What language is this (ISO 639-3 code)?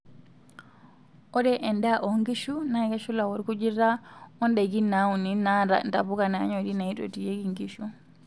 mas